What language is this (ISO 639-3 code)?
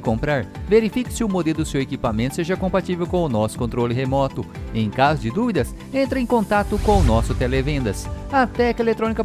por